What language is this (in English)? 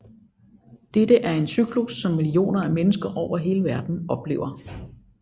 Danish